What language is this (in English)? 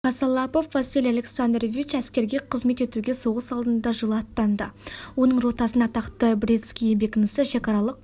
Kazakh